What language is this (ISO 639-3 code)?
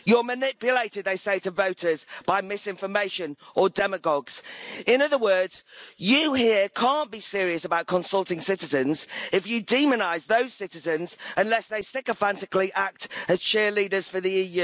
eng